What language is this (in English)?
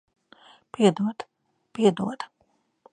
Latvian